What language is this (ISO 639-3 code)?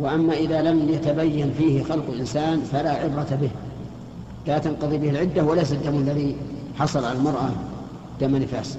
ara